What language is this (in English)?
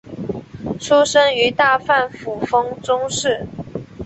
Chinese